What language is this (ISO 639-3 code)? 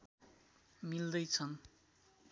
nep